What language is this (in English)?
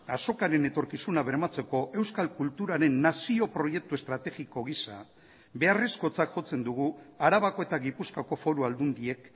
Basque